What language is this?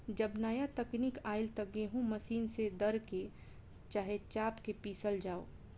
Bhojpuri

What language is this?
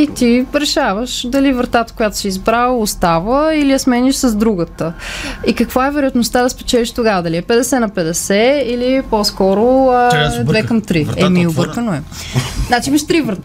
Bulgarian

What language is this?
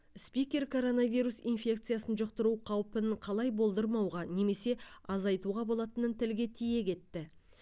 Kazakh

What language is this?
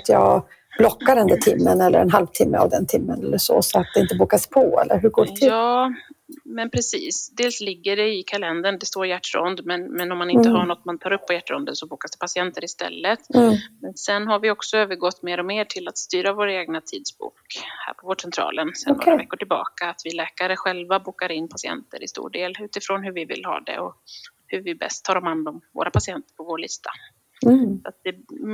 Swedish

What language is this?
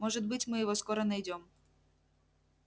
Russian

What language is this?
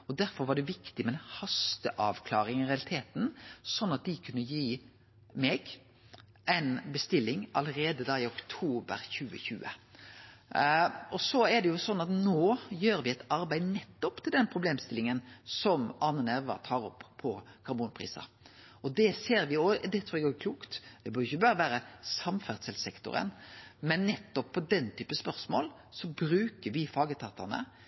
Norwegian Nynorsk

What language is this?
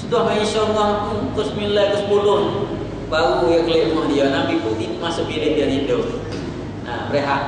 Malay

